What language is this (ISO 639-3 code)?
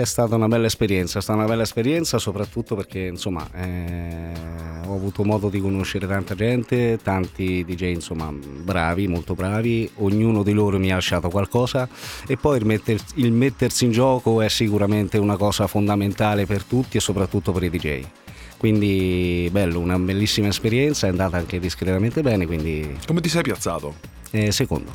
ita